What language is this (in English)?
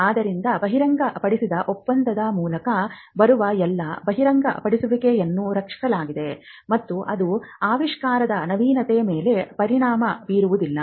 Kannada